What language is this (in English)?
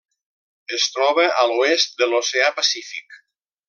Catalan